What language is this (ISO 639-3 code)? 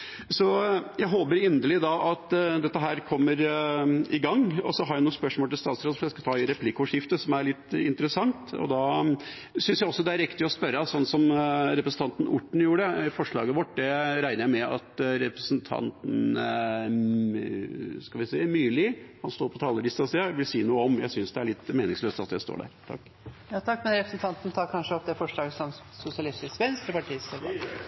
nor